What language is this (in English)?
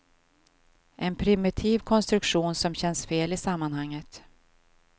Swedish